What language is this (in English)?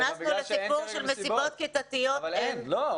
Hebrew